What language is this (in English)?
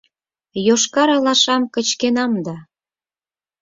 Mari